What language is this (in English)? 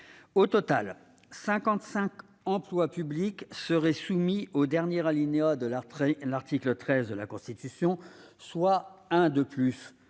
French